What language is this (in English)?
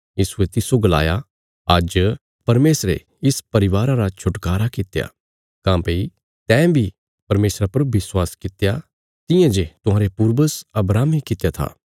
Bilaspuri